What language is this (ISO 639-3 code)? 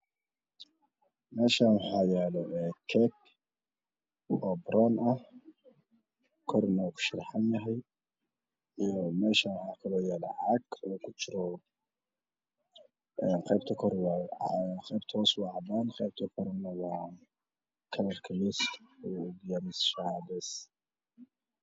som